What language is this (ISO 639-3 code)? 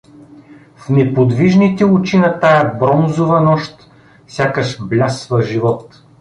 bul